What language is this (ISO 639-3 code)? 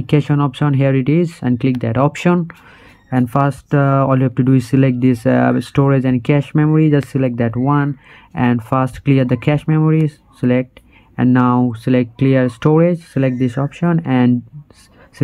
eng